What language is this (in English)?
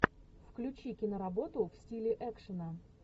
Russian